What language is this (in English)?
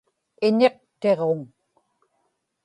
Inupiaq